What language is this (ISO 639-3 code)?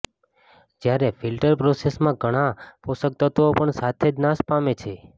guj